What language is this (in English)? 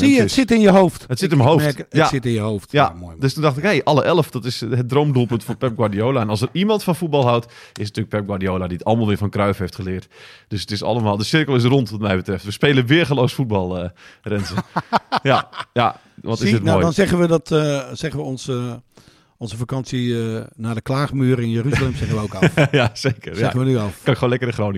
Dutch